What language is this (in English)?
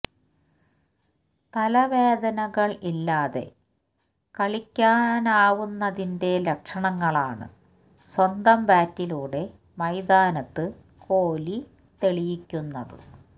Malayalam